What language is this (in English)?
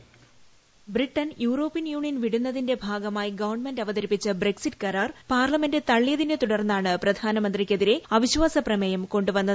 Malayalam